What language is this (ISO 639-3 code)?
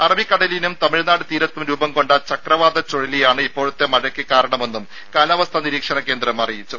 mal